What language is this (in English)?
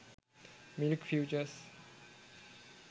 Sinhala